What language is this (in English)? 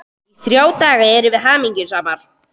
Icelandic